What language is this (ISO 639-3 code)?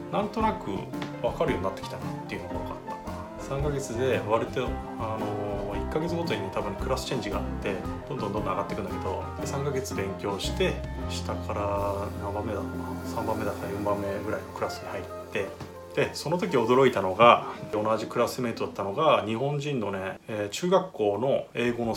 jpn